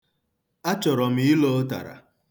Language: Igbo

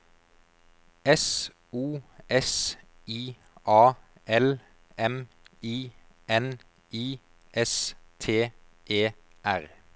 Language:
Norwegian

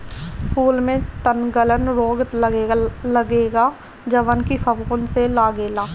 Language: Bhojpuri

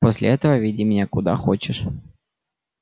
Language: Russian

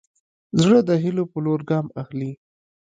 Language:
Pashto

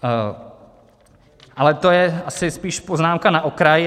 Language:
Czech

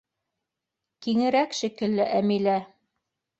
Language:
Bashkir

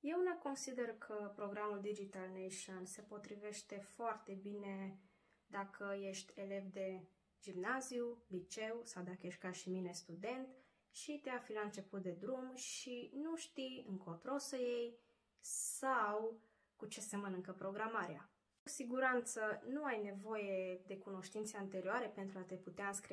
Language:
Romanian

